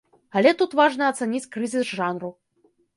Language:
Belarusian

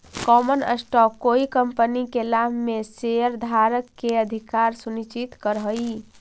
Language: Magahi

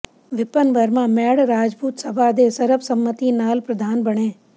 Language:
Punjabi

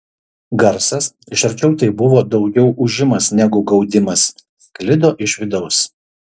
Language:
Lithuanian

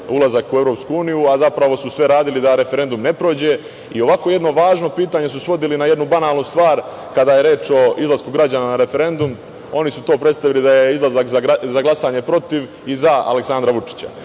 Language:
Serbian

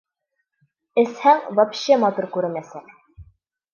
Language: Bashkir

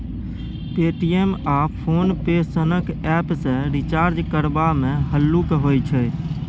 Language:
Maithili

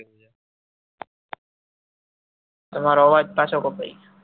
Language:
Gujarati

